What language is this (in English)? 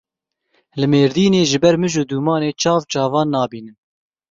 Kurdish